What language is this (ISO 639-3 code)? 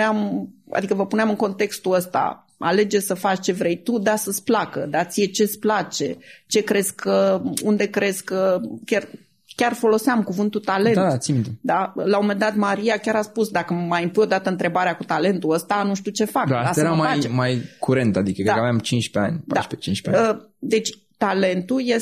ron